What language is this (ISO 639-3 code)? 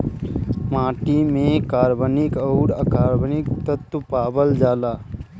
bho